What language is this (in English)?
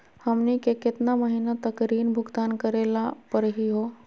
Magahi